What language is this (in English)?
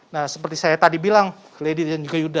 Indonesian